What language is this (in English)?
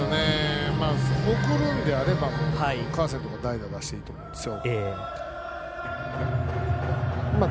Japanese